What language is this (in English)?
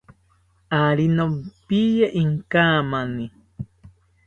South Ucayali Ashéninka